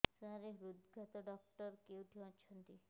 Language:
Odia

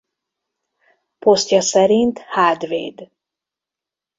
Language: Hungarian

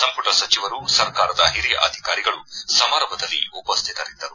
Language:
Kannada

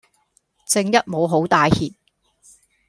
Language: Cantonese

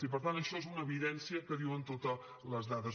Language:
Catalan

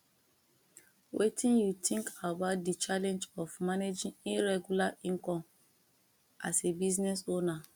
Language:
Nigerian Pidgin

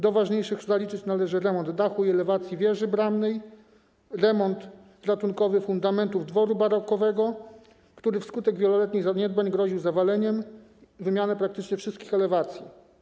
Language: Polish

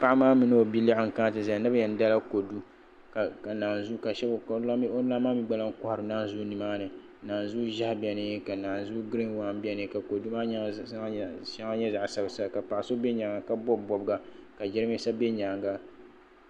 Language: Dagbani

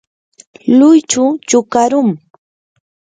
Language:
Yanahuanca Pasco Quechua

